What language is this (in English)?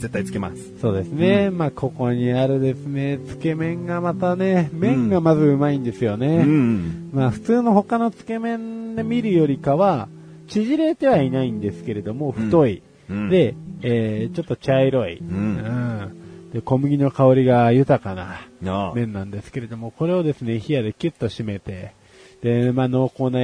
Japanese